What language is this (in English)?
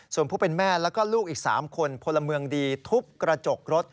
Thai